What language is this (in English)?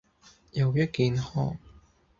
Cantonese